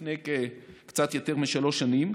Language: Hebrew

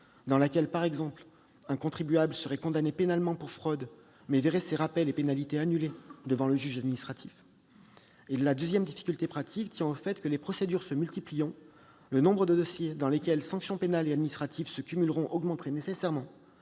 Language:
French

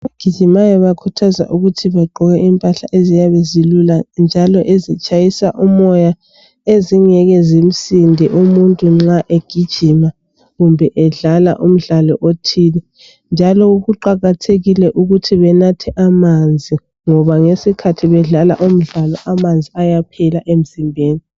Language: North Ndebele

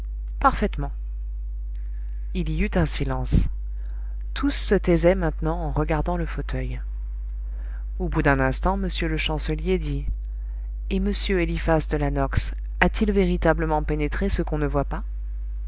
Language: French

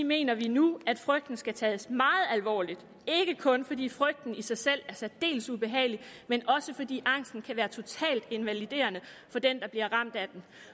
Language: Danish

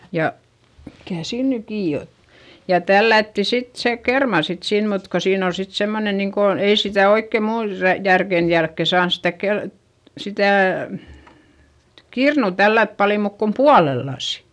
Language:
Finnish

